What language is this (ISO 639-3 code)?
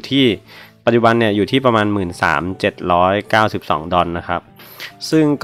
tha